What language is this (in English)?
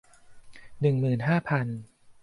Thai